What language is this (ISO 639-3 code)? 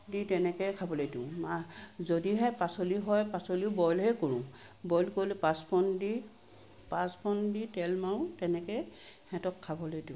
asm